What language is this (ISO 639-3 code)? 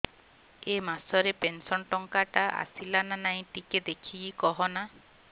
ori